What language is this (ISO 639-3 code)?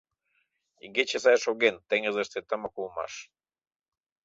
chm